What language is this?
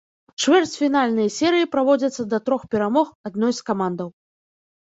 Belarusian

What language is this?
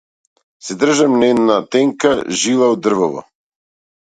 Macedonian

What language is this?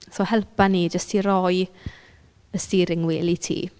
Welsh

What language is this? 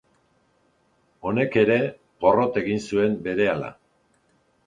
Basque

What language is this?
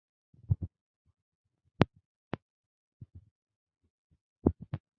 Bangla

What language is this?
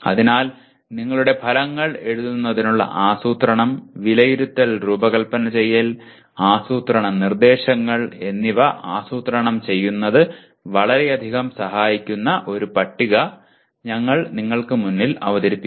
Malayalam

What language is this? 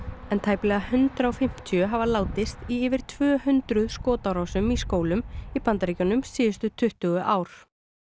Icelandic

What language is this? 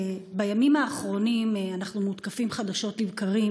Hebrew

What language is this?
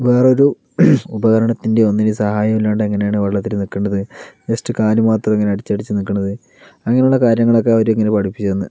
Malayalam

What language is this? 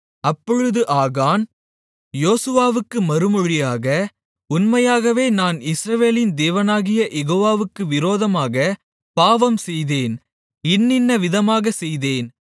Tamil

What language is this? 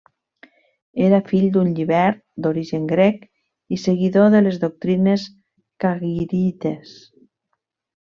Catalan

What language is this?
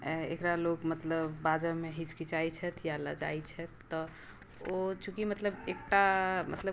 Maithili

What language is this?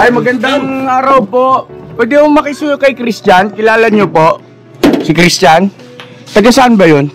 Filipino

